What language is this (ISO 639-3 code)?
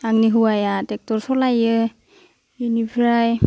brx